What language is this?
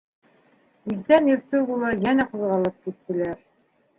Bashkir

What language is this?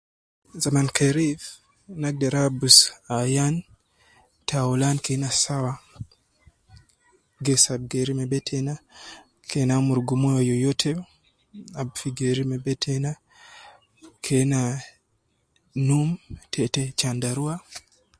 Nubi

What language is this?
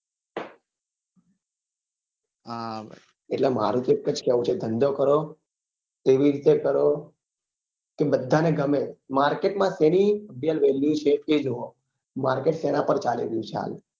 Gujarati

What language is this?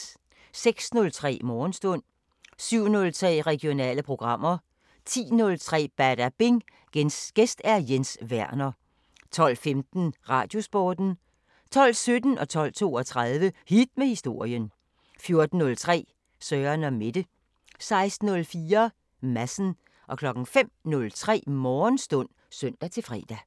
Danish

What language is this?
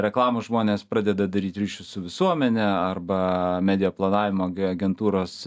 Lithuanian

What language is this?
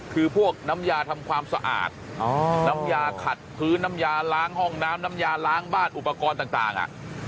Thai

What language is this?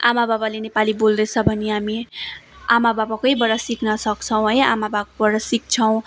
Nepali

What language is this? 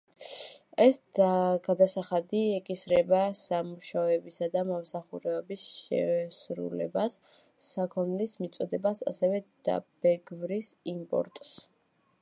Georgian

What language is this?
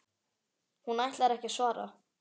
Icelandic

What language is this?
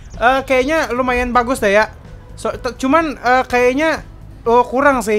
Indonesian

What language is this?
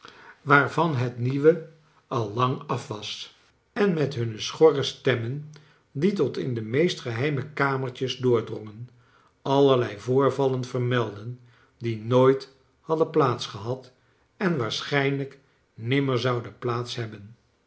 Dutch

